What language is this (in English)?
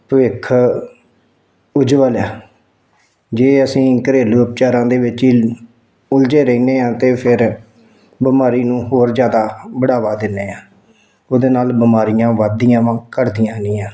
Punjabi